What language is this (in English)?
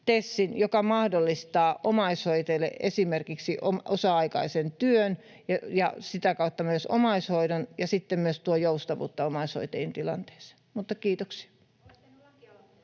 Finnish